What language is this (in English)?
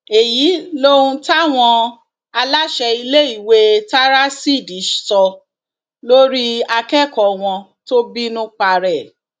Yoruba